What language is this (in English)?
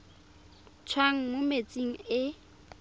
Tswana